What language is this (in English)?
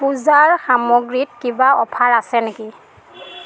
Assamese